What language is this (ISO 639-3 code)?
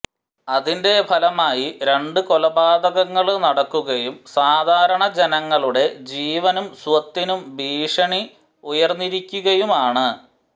mal